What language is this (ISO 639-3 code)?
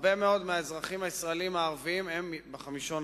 heb